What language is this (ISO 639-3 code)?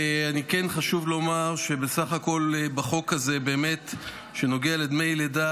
heb